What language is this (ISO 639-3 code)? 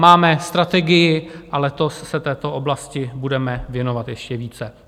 ces